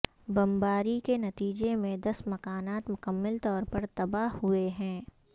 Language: Urdu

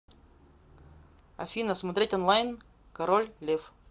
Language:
Russian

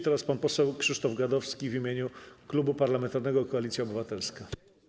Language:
Polish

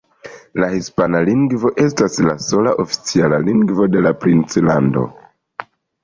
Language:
Esperanto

